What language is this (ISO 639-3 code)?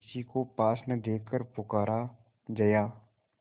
hin